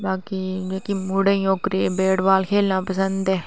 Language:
Dogri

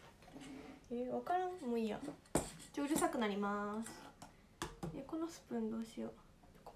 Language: Japanese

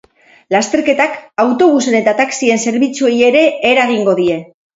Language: Basque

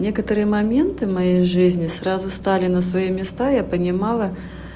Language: Russian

